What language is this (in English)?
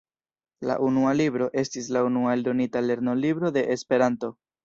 Esperanto